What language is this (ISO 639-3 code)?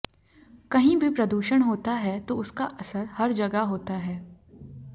hin